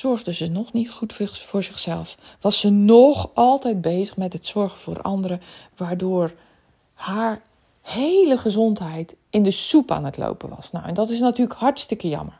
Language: Dutch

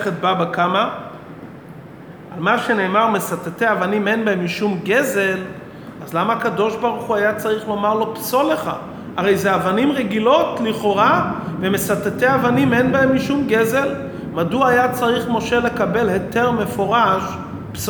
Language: Hebrew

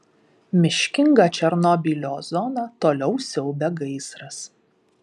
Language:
Lithuanian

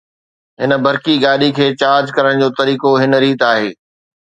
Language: Sindhi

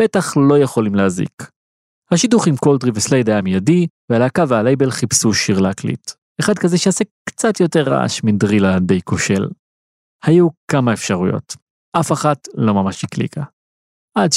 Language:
Hebrew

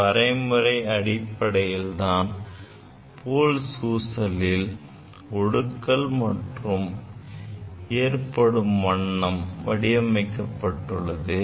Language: Tamil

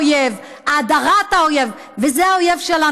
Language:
Hebrew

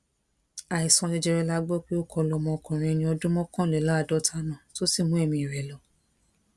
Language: Yoruba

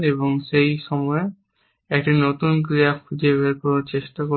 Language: Bangla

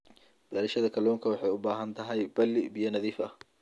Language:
Somali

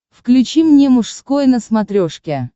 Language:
Russian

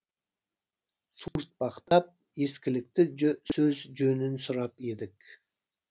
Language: Kazakh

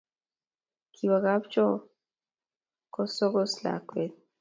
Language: Kalenjin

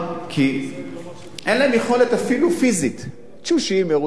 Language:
Hebrew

